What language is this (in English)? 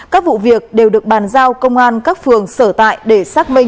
Vietnamese